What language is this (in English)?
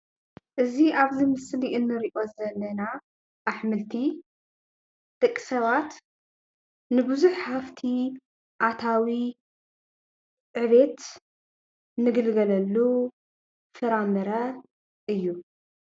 Tigrinya